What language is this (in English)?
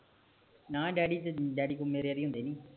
Punjabi